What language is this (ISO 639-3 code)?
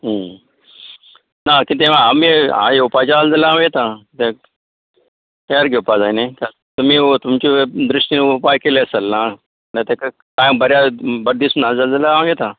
kok